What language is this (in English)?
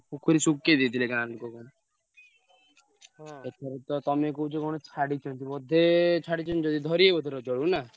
Odia